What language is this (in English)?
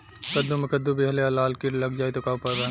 Bhojpuri